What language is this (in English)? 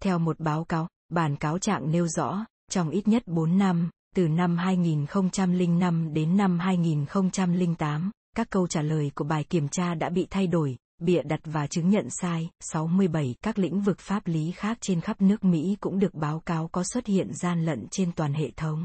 Vietnamese